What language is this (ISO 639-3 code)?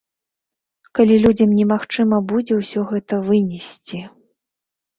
bel